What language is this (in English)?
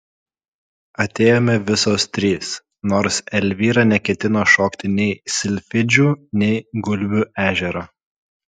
Lithuanian